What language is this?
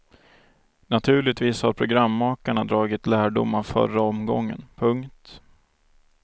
Swedish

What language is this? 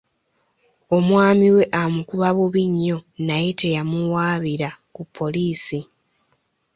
Ganda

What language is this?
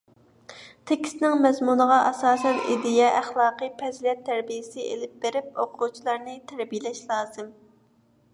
Uyghur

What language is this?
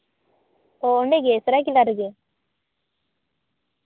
Santali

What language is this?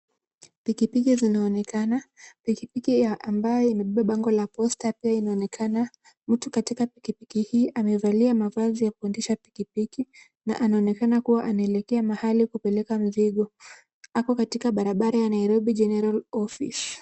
Swahili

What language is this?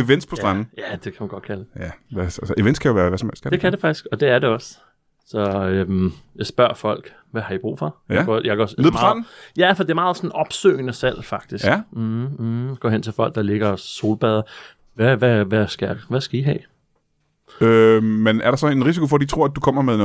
Danish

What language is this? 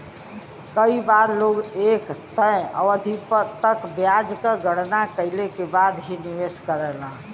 Bhojpuri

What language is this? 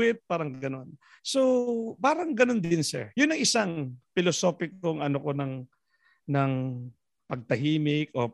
Filipino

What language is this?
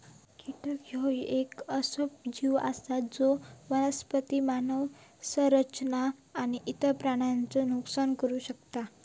Marathi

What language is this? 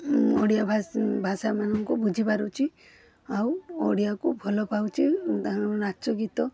Odia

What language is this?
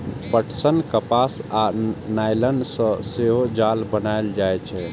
Maithili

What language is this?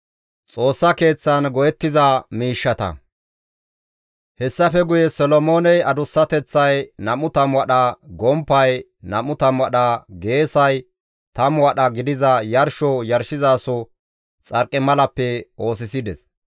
Gamo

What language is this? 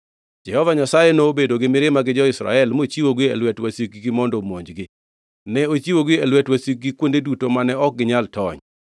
Luo (Kenya and Tanzania)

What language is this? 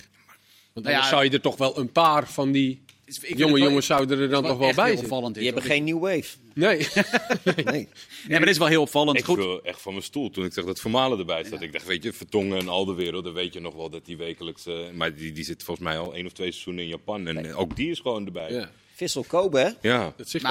Dutch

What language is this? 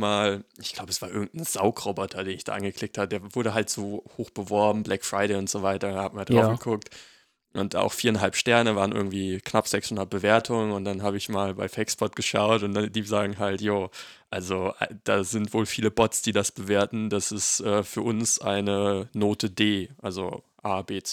German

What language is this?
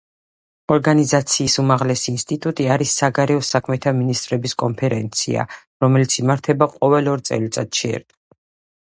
Georgian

